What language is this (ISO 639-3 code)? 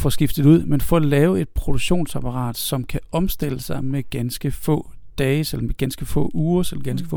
dan